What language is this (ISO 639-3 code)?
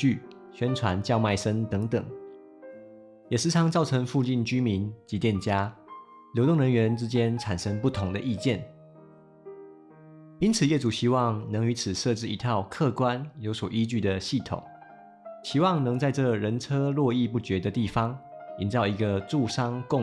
zho